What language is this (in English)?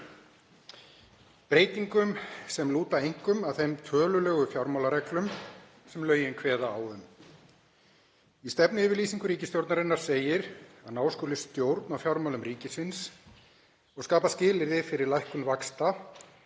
Icelandic